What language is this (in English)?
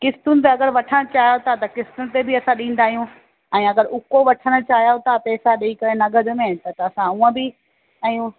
Sindhi